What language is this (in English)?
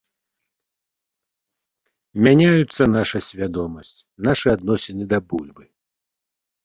Belarusian